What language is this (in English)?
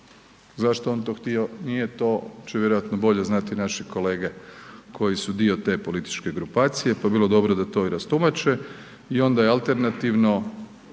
Croatian